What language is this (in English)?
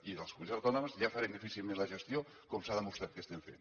Catalan